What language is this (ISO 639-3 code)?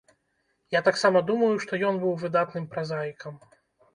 bel